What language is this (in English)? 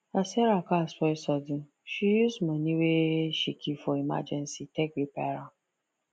Nigerian Pidgin